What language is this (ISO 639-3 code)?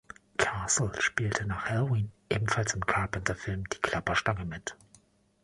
deu